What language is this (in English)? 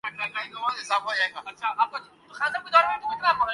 Urdu